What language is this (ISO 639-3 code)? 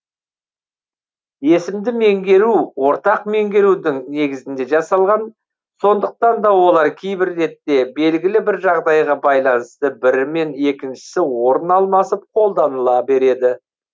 kaz